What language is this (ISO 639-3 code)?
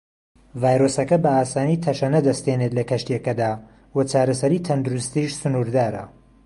ckb